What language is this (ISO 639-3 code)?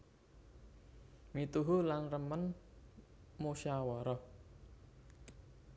jav